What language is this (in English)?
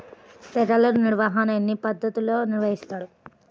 Telugu